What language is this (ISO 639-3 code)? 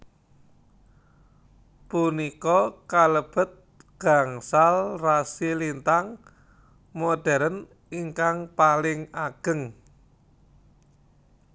jav